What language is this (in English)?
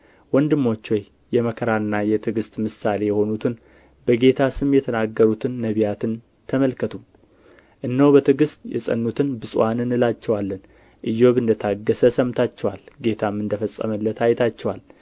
Amharic